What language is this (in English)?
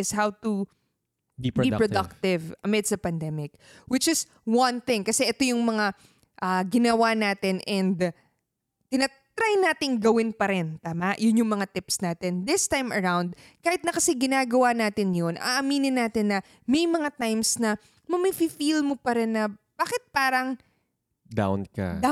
Filipino